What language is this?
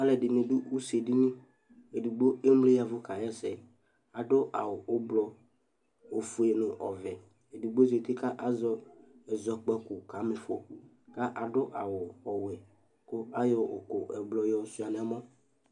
Ikposo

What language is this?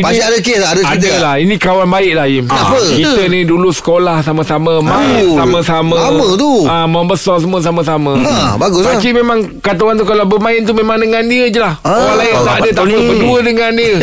Malay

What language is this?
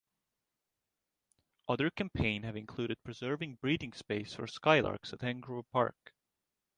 English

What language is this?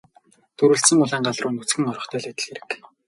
Mongolian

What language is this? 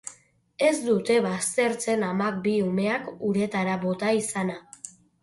Basque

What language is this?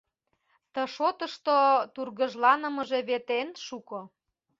Mari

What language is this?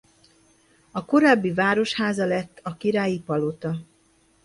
Hungarian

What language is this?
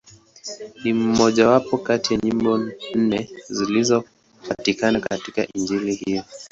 Swahili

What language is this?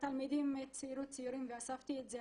Hebrew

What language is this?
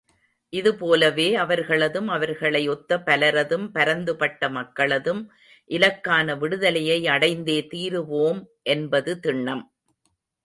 Tamil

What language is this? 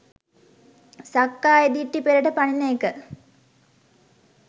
Sinhala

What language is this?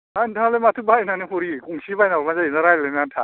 Bodo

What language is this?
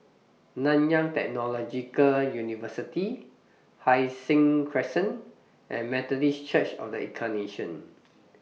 English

